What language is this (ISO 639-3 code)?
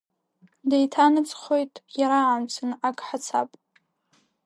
abk